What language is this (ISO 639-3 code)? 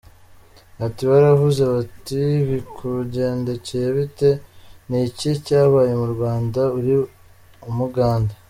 kin